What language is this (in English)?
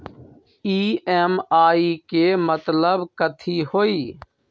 Magahi